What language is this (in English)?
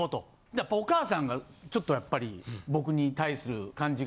Japanese